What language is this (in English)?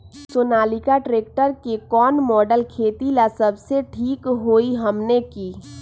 Magahi